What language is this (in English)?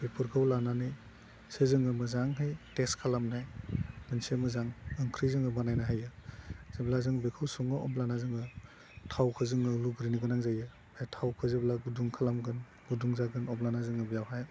Bodo